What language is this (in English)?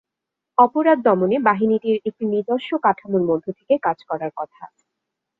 Bangla